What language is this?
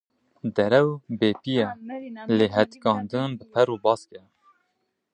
Kurdish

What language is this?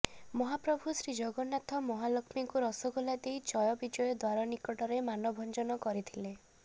Odia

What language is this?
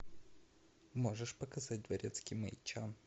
Russian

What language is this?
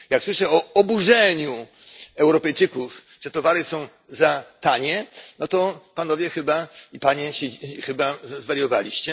Polish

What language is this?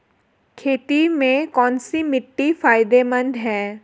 Hindi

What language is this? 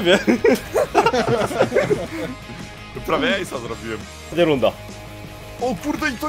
Polish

